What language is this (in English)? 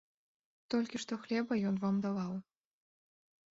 Belarusian